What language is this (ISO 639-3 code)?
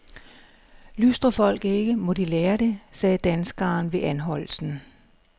dan